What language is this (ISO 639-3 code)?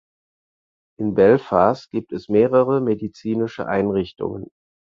deu